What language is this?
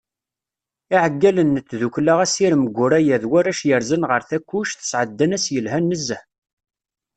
Kabyle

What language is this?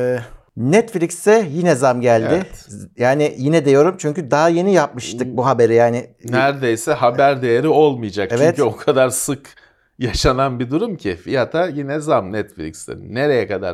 Turkish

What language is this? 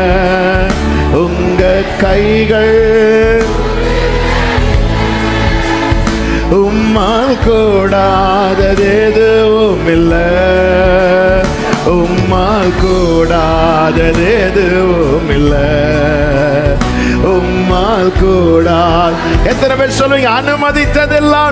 Tamil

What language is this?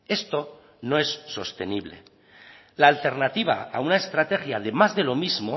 Spanish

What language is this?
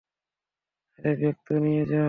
Bangla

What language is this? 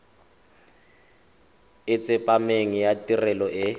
Tswana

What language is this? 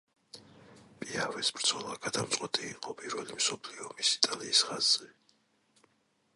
Georgian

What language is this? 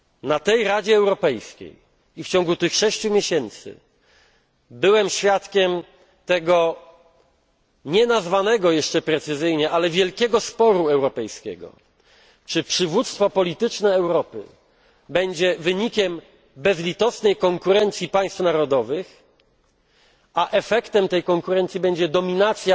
Polish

